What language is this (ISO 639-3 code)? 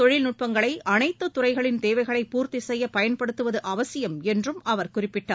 tam